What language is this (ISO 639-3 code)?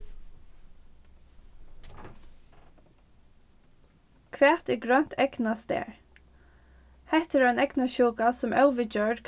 fao